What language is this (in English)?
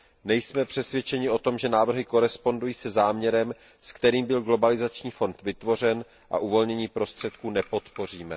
Czech